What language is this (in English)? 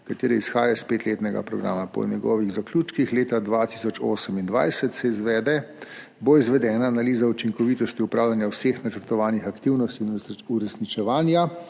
Slovenian